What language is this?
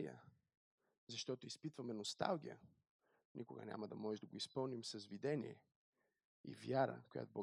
Bulgarian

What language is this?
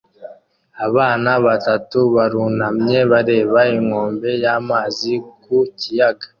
Kinyarwanda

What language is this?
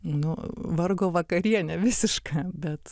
Lithuanian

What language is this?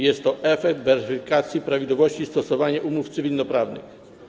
Polish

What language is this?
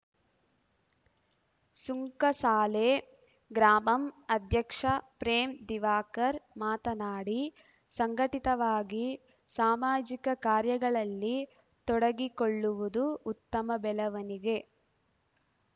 Kannada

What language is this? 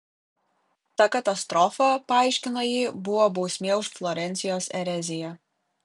Lithuanian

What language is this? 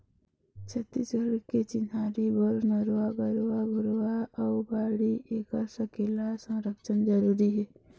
Chhattisgarhi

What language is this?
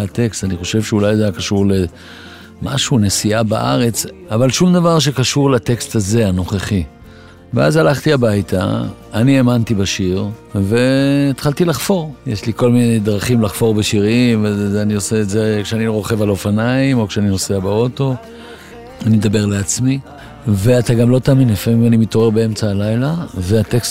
Hebrew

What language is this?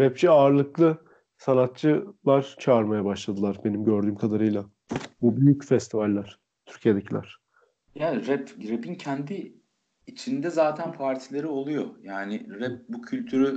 Turkish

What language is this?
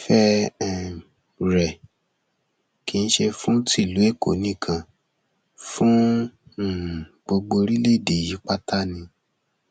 Yoruba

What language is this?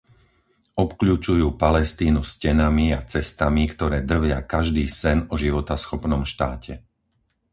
Slovak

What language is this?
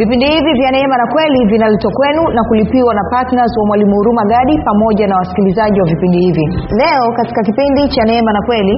Swahili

